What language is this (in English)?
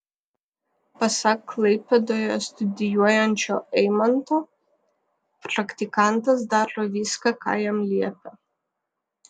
Lithuanian